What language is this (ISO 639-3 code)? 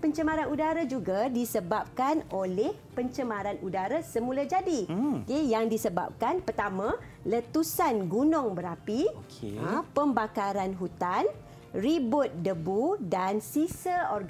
msa